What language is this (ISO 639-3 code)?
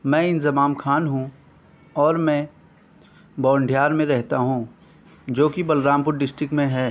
urd